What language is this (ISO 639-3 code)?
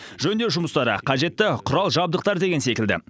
kaz